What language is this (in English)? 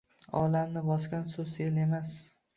Uzbek